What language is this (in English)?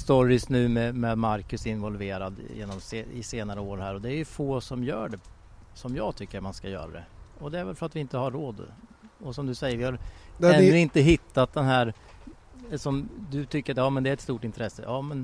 Swedish